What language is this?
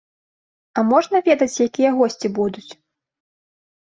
Belarusian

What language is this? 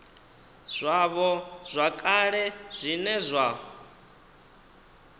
Venda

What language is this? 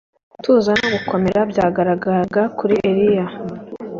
Kinyarwanda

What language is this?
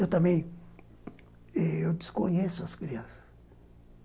Portuguese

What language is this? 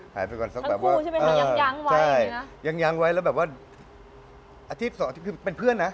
Thai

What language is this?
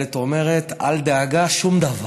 Hebrew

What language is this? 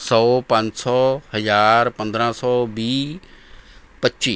Punjabi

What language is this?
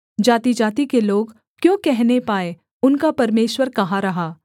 Hindi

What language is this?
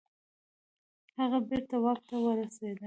Pashto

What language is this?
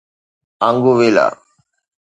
Sindhi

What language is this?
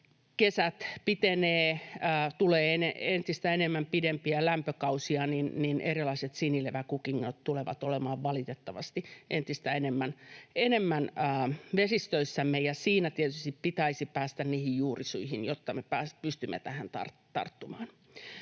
Finnish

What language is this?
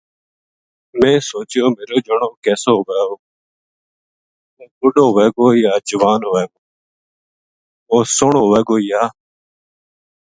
Gujari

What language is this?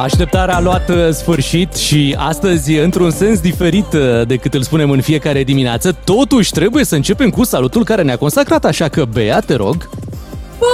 Romanian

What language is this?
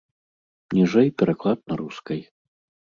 Belarusian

